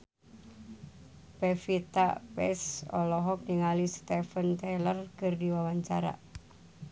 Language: Sundanese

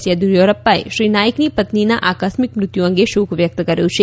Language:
Gujarati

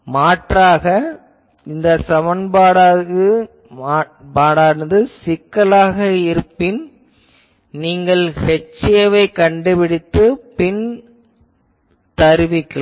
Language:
Tamil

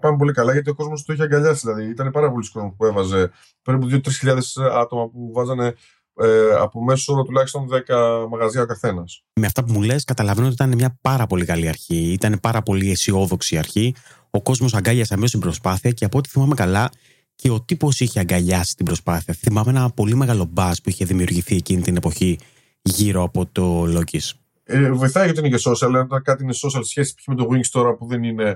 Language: Greek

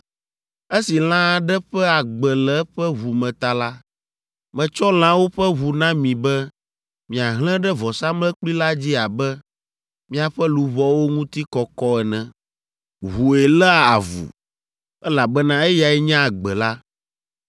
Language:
Ewe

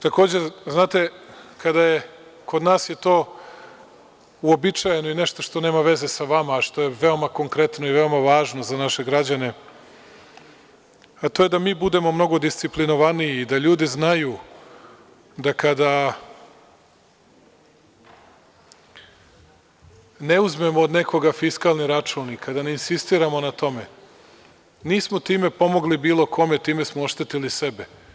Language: Serbian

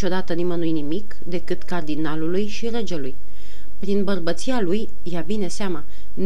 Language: Romanian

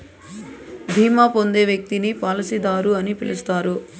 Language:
Telugu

